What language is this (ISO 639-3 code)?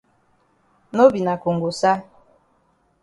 wes